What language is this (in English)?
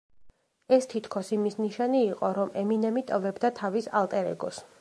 Georgian